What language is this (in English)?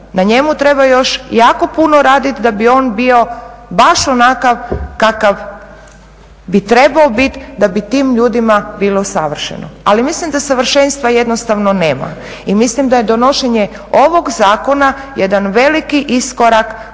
Croatian